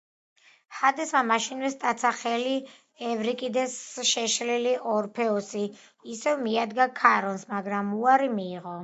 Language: Georgian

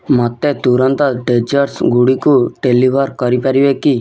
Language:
Odia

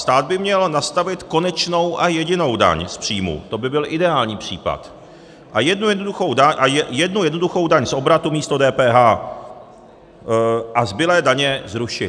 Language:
Czech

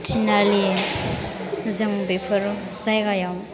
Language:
Bodo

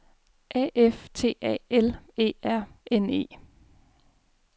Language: Danish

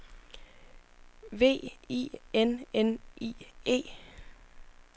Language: Danish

